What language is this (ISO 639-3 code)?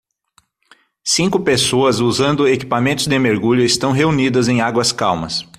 por